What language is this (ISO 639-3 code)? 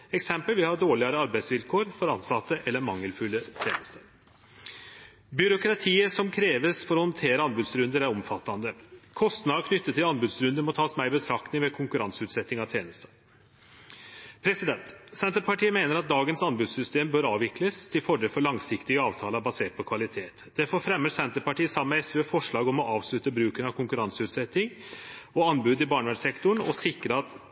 nno